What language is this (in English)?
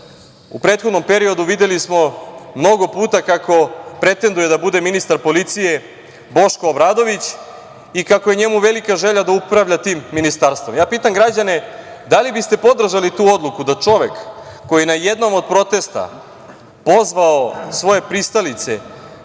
Serbian